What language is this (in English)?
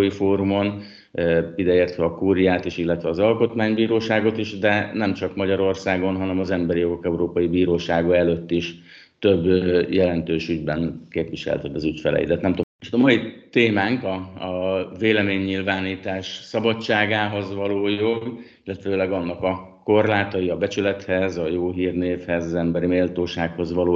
Hungarian